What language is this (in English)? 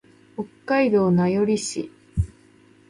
Japanese